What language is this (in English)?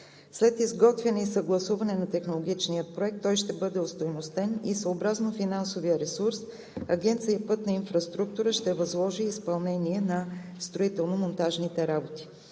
Bulgarian